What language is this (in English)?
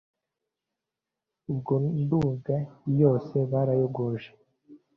Kinyarwanda